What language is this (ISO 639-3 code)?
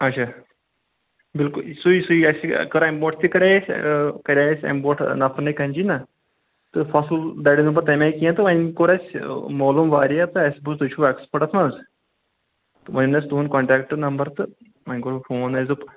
kas